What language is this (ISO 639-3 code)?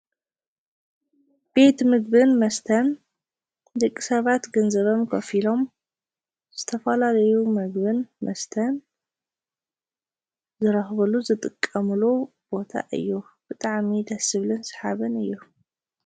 tir